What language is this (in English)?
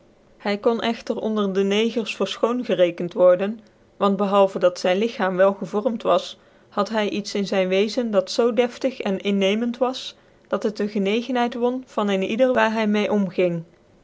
Dutch